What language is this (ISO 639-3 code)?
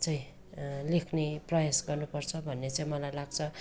nep